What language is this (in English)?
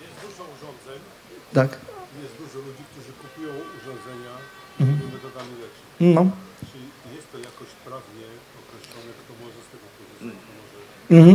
Polish